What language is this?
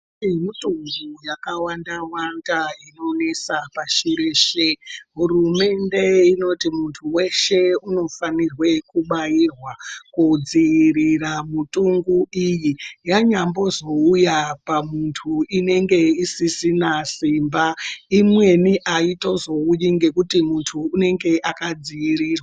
Ndau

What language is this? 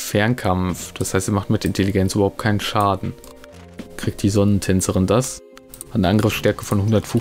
German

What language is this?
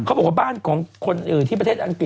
Thai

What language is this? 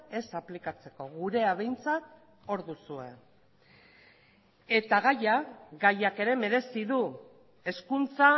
Basque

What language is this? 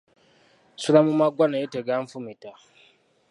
Ganda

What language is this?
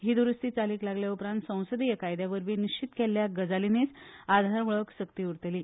Konkani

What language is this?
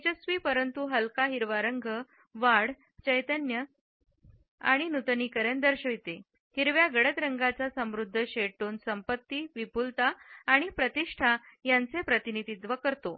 Marathi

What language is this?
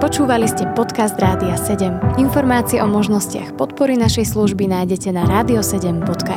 Slovak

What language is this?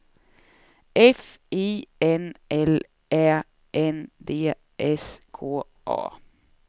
Swedish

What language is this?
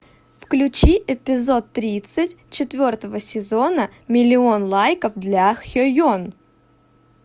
Russian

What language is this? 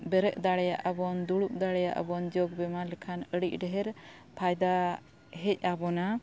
Santali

